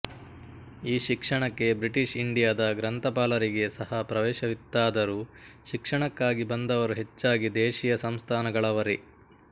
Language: Kannada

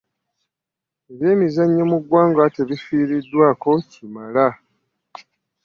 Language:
Ganda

